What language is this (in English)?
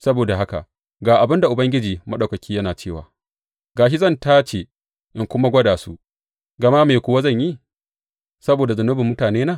Hausa